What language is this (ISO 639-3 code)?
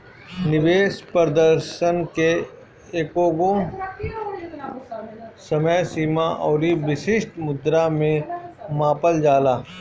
bho